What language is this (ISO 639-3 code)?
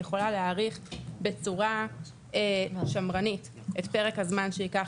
heb